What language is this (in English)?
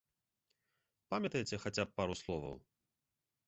Belarusian